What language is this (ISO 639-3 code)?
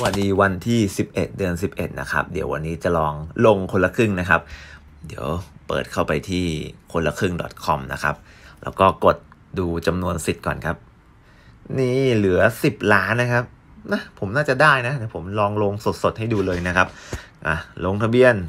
tha